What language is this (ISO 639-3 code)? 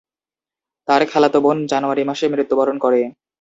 ben